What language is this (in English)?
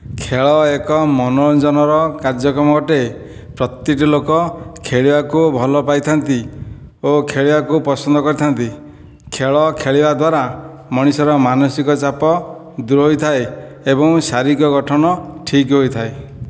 Odia